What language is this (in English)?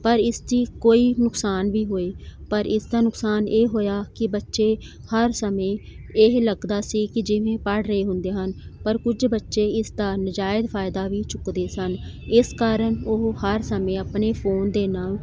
Punjabi